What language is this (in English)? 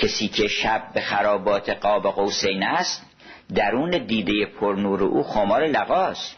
Persian